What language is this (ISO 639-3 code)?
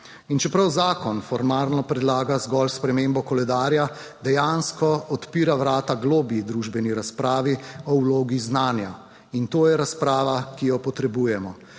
slv